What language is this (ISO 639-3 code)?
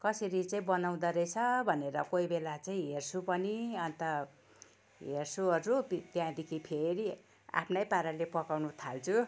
nep